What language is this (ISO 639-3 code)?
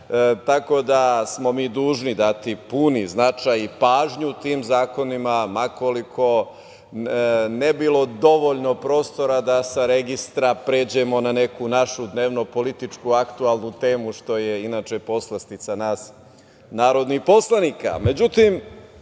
srp